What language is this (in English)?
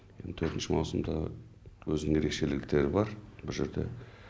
Kazakh